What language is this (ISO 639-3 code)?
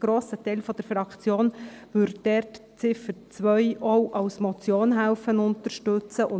gsw